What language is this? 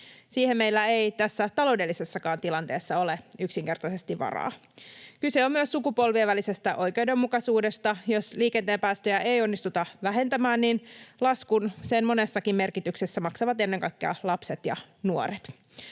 Finnish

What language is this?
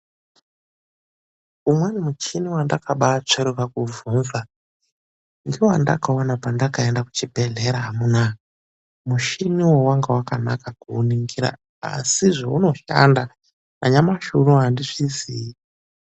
Ndau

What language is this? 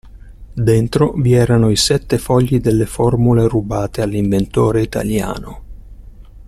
Italian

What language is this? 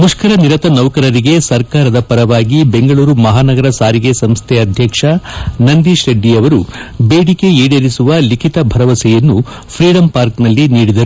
Kannada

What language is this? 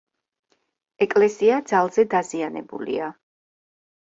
Georgian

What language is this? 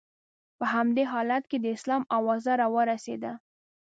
Pashto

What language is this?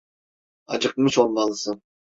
Turkish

